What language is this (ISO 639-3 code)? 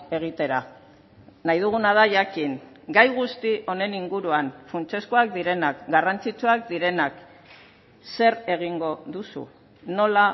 eus